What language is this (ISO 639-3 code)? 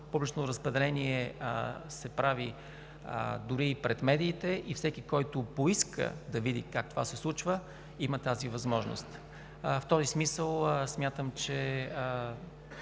bul